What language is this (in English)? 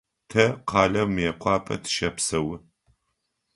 Adyghe